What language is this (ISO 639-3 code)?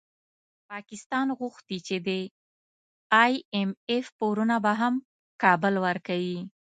pus